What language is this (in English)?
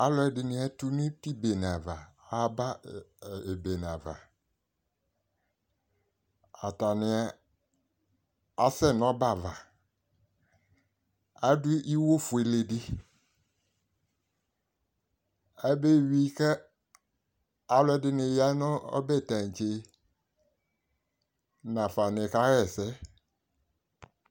Ikposo